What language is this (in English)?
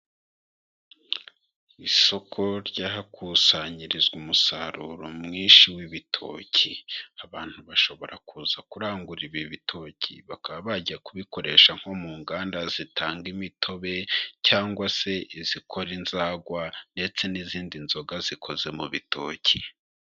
Kinyarwanda